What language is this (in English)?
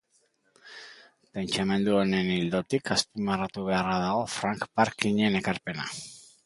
Basque